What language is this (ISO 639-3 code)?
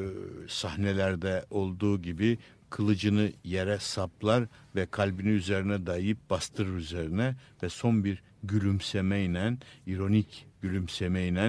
tur